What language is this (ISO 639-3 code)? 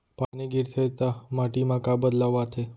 hne